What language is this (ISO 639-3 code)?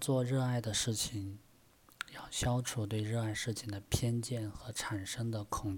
zho